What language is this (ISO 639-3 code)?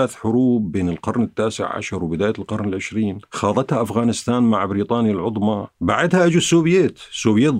ara